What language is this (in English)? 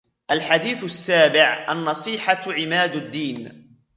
Arabic